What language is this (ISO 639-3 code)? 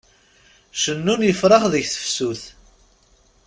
kab